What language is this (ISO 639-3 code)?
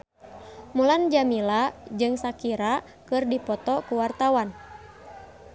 sun